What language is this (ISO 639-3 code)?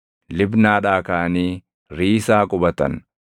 orm